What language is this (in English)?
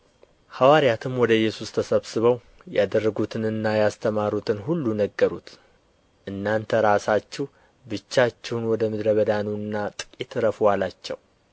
Amharic